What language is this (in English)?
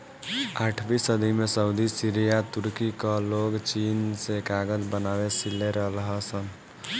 Bhojpuri